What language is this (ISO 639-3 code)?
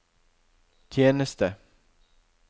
nor